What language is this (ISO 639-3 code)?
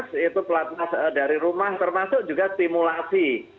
ind